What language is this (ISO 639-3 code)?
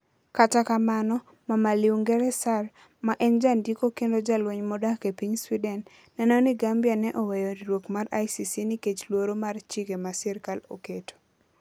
luo